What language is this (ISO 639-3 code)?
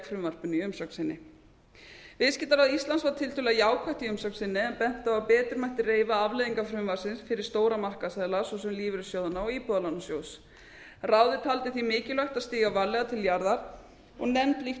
isl